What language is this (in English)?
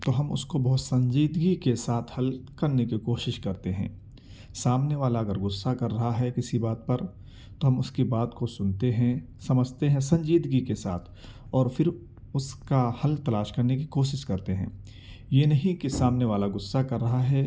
Urdu